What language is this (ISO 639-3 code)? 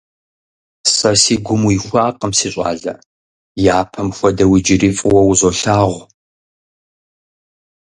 kbd